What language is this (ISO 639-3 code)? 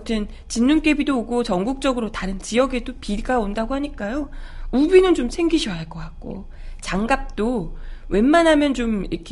kor